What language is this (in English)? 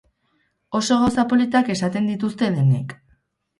Basque